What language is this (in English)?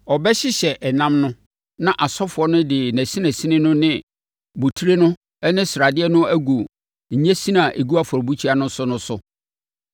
Akan